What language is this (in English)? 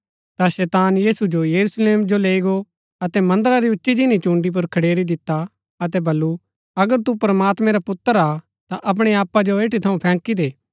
Gaddi